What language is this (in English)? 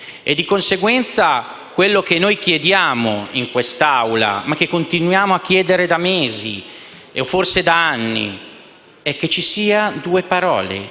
Italian